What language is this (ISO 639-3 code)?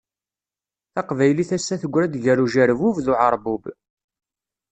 kab